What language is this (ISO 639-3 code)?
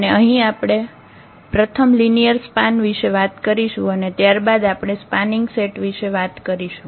guj